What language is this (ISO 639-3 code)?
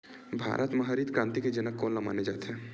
hne